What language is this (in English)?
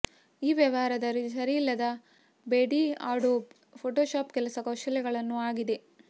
Kannada